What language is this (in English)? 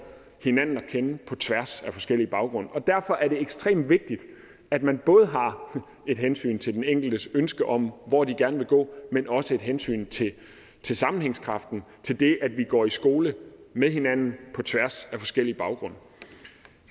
Danish